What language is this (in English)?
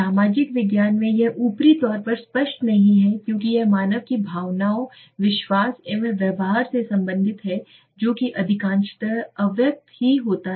Hindi